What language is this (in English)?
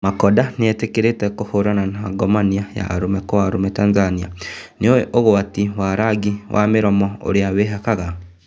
Kikuyu